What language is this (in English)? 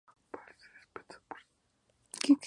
Spanish